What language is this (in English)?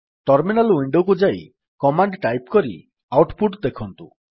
Odia